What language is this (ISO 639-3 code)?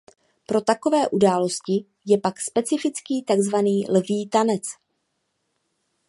ces